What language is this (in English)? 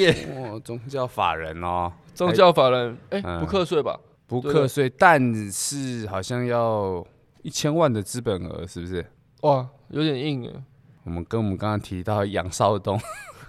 Chinese